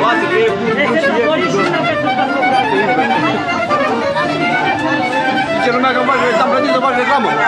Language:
Romanian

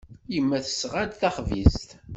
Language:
Kabyle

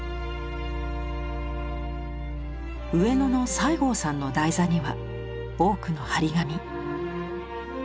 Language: Japanese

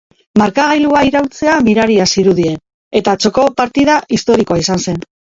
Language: Basque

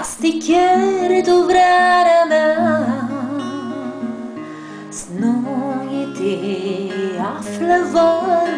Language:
Romanian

